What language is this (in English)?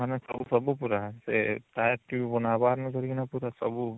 Odia